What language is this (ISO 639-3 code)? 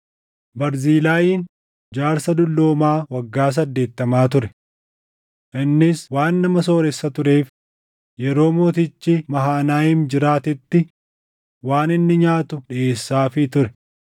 orm